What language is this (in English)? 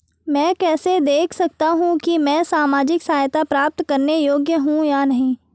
Hindi